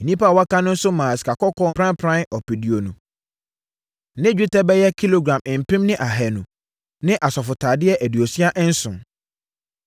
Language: Akan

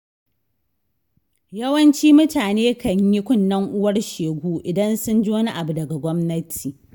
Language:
Hausa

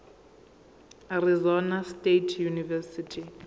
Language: Zulu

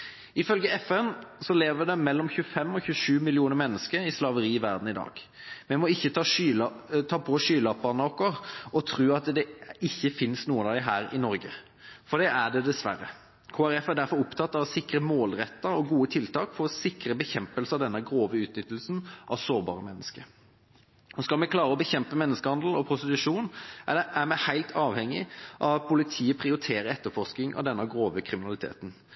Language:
Norwegian Bokmål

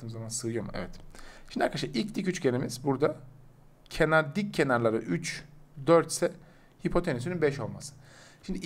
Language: Turkish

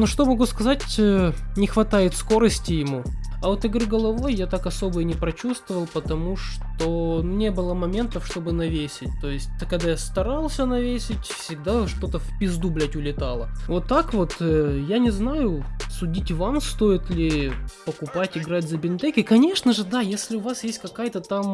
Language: Russian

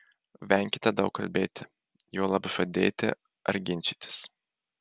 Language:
Lithuanian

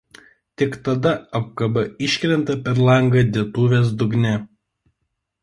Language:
Lithuanian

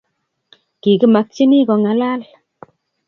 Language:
Kalenjin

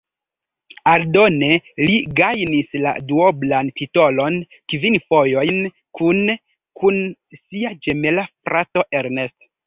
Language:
Esperanto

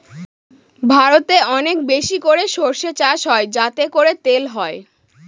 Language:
Bangla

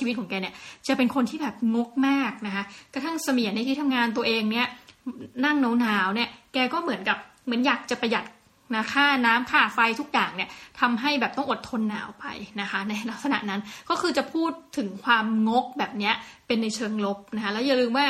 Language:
Thai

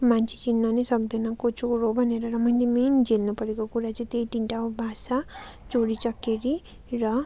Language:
Nepali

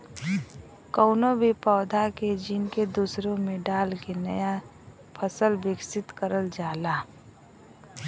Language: Bhojpuri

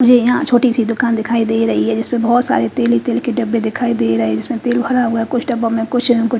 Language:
Hindi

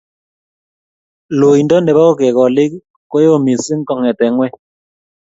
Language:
Kalenjin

